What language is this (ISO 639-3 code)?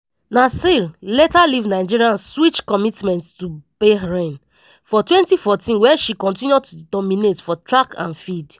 pcm